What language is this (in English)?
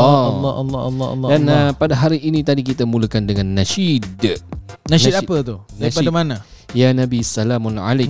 Malay